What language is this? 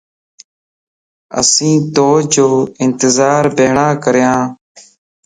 Lasi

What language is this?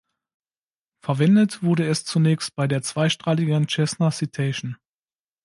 German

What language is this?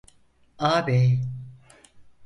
Turkish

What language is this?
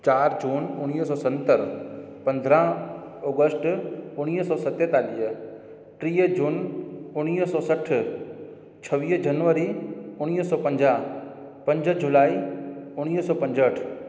Sindhi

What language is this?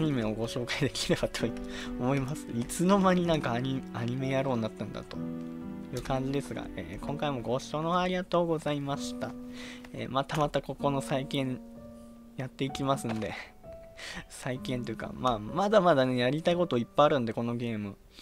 Japanese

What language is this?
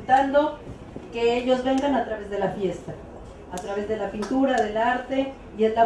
Spanish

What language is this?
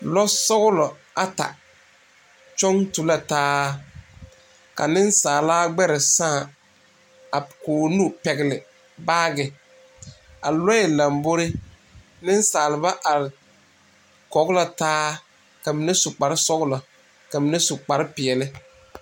Southern Dagaare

